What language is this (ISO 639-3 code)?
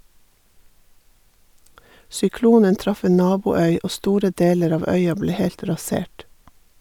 nor